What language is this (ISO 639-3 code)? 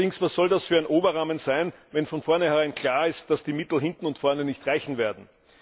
deu